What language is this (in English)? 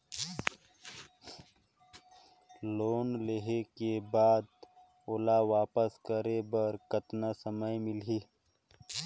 Chhattisgarhi